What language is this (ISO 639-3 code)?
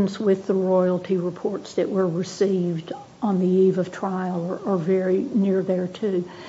eng